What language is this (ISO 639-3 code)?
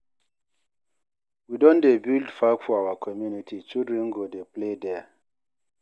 pcm